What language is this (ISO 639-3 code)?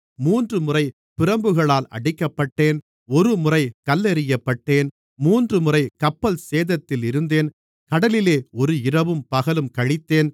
tam